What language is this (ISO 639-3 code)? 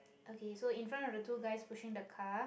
eng